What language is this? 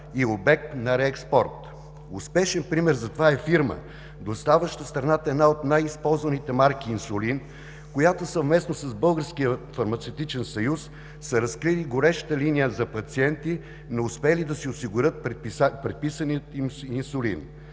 Bulgarian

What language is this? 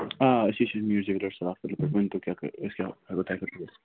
Kashmiri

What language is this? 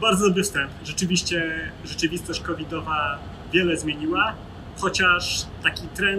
Polish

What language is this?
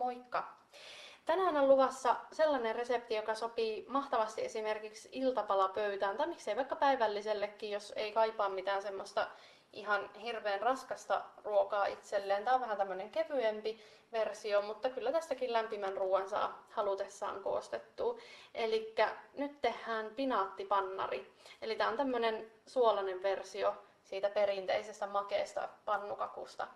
Finnish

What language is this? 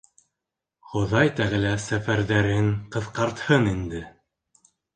Bashkir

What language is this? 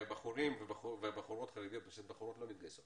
Hebrew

